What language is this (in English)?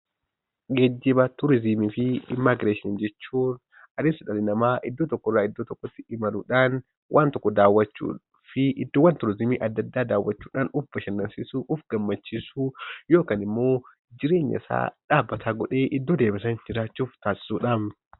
Oromo